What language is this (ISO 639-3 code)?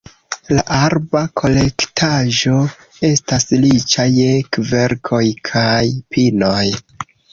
epo